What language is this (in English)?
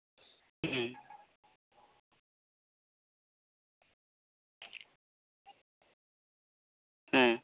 Santali